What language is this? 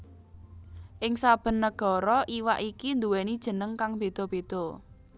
Javanese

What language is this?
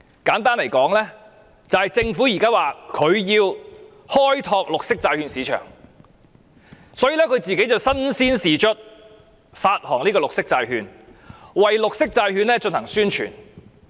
Cantonese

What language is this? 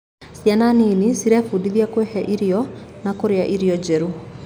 Kikuyu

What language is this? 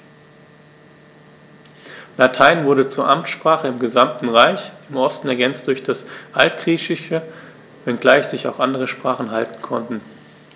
German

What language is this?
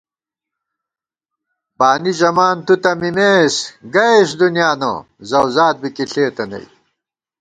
Gawar-Bati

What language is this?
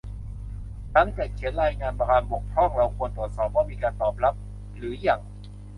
Thai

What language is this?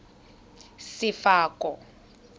Tswana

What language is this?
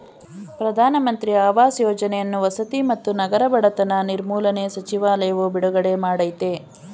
Kannada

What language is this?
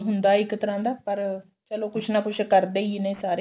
Punjabi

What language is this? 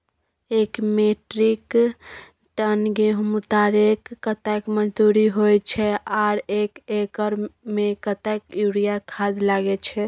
Maithili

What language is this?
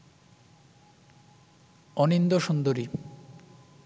Bangla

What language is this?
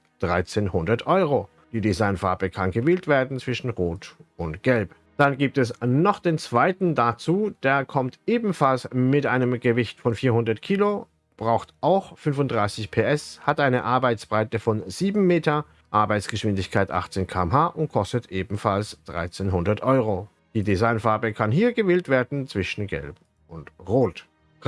German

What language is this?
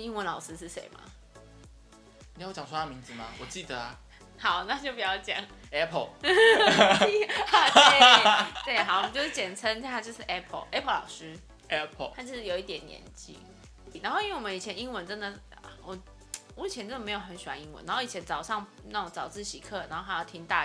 Chinese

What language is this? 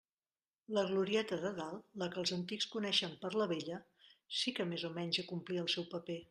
Catalan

